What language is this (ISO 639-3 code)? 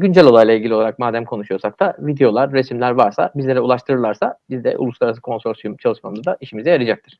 tur